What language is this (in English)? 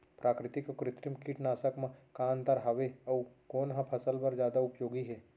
Chhattisgarhi